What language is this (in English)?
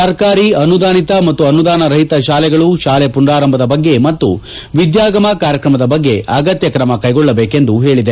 Kannada